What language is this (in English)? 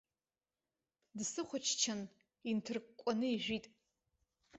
Abkhazian